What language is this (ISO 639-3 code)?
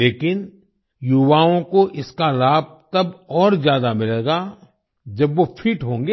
hin